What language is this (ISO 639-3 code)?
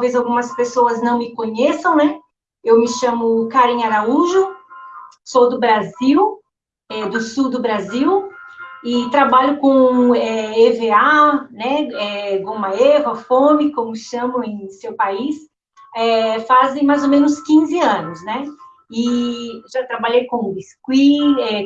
por